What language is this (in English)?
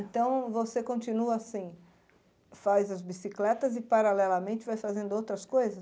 Portuguese